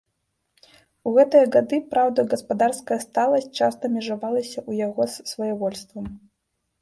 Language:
Belarusian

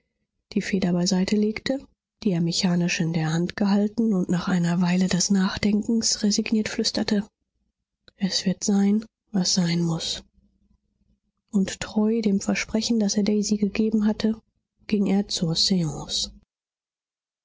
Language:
German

